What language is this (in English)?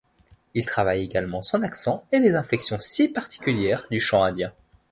French